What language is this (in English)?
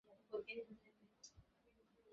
Bangla